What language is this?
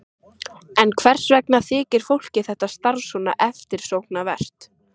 Icelandic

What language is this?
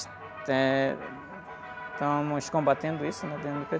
Portuguese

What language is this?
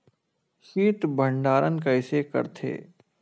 Chhattisgarhi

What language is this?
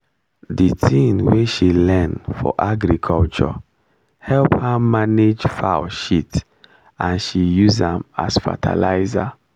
Nigerian Pidgin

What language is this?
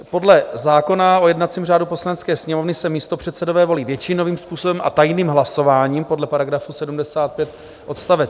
Czech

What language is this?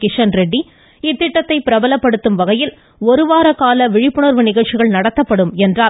Tamil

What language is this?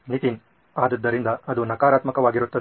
Kannada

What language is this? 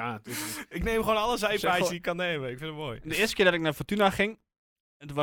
Dutch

